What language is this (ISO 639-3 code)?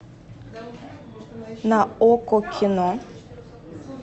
rus